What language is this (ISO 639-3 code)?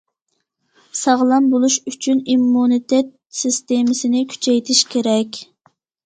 uig